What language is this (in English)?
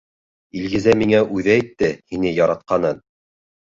Bashkir